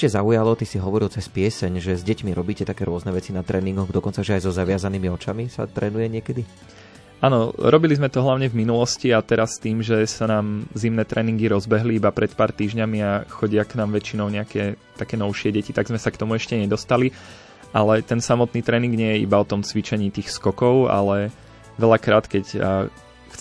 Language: Slovak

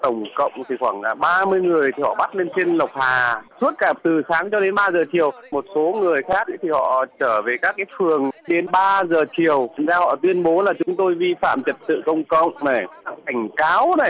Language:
Vietnamese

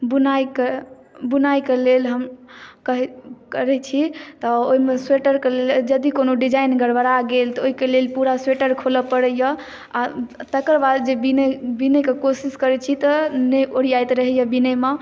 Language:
Maithili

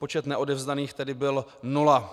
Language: Czech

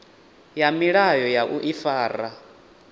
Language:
Venda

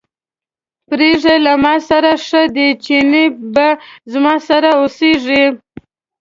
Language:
Pashto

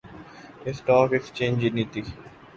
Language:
Urdu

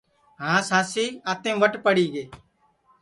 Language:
Sansi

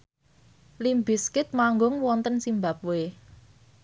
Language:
Javanese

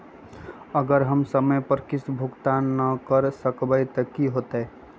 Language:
Magahi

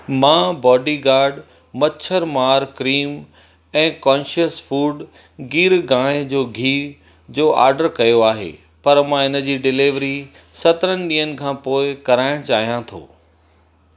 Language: Sindhi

